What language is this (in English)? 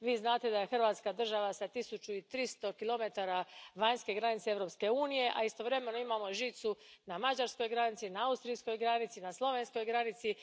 Croatian